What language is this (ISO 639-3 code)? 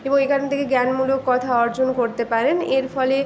ben